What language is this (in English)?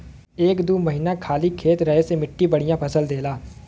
Bhojpuri